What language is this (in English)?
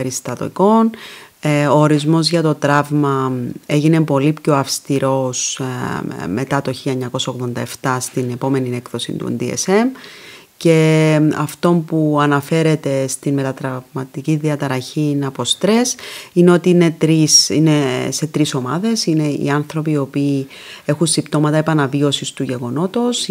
Greek